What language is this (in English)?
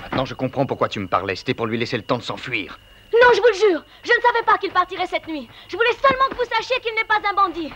French